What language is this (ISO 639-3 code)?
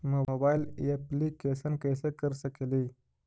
mag